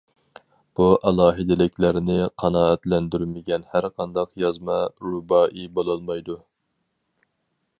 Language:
Uyghur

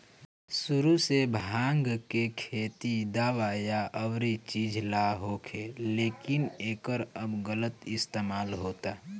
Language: Bhojpuri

